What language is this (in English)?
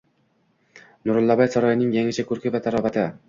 Uzbek